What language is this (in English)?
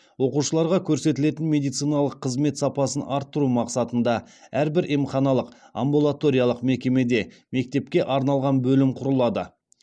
Kazakh